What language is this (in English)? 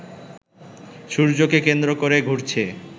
Bangla